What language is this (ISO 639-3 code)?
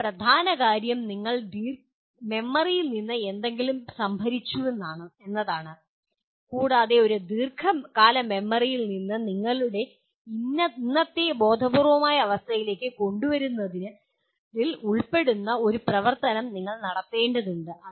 mal